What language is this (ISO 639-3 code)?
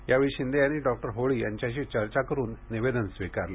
mar